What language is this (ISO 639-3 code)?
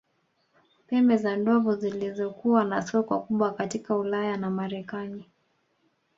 swa